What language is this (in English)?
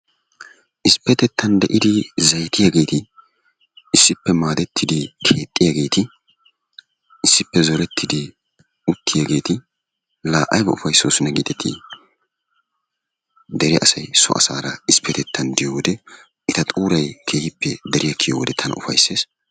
Wolaytta